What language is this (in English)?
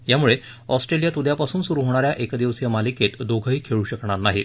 Marathi